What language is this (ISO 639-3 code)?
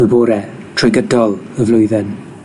cym